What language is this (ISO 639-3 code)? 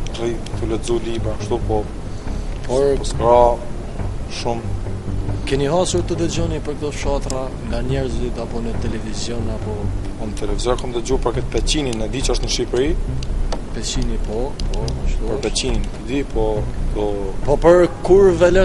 ron